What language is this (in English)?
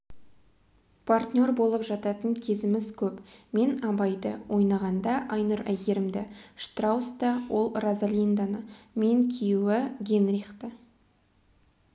Kazakh